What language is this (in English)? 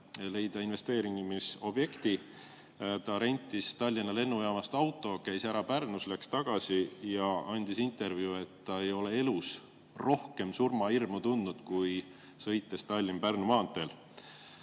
Estonian